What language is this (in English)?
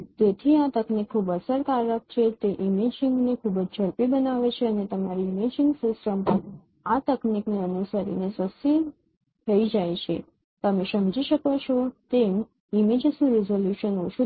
Gujarati